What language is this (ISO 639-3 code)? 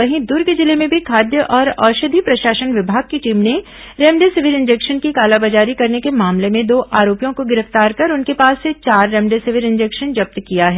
hin